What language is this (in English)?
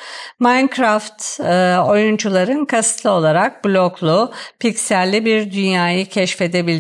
Turkish